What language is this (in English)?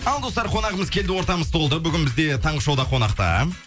Kazakh